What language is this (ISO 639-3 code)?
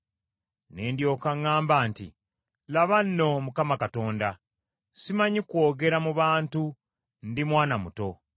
lug